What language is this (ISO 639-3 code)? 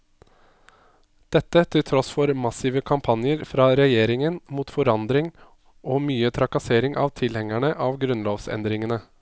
nor